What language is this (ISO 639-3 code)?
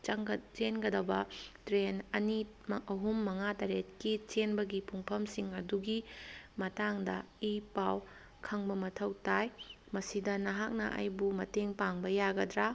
mni